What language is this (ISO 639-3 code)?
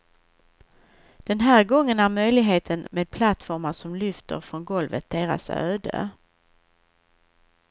swe